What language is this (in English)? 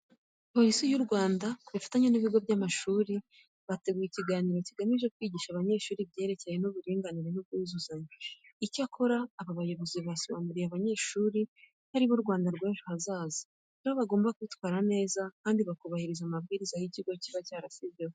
Kinyarwanda